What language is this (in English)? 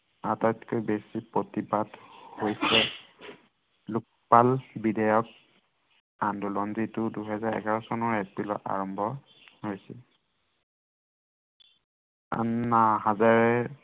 Assamese